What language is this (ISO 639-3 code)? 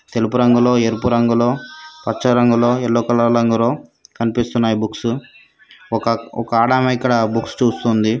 tel